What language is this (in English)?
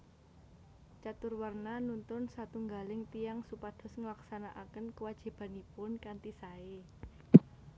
Javanese